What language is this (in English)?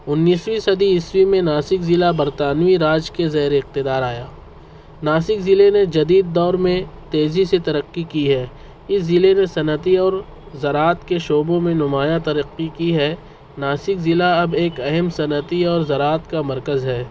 Urdu